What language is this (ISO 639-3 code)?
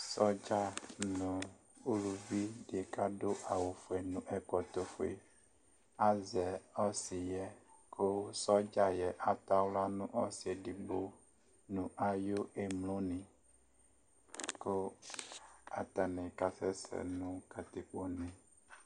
kpo